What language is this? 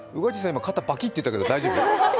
Japanese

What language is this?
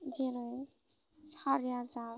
Bodo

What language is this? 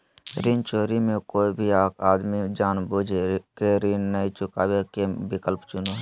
Magahi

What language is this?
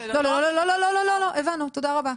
Hebrew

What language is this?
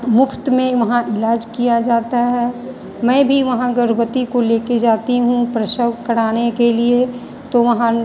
Hindi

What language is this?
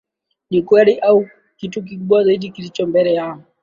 Swahili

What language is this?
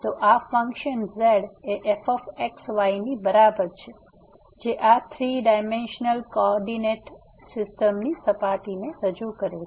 Gujarati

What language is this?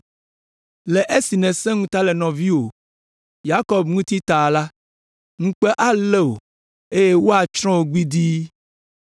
Ewe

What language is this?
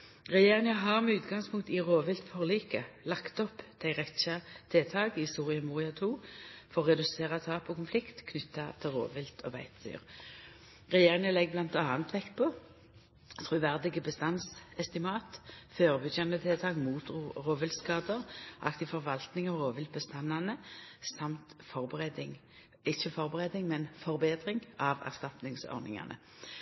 Norwegian Nynorsk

